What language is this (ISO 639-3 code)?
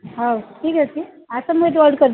ori